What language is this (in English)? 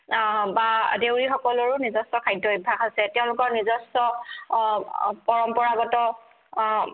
Assamese